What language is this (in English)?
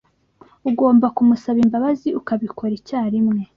Kinyarwanda